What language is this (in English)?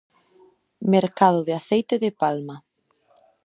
Galician